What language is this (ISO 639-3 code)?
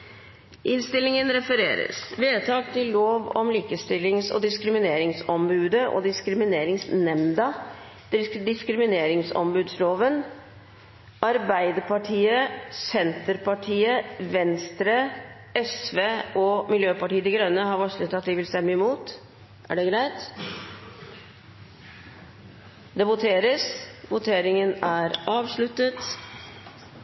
nob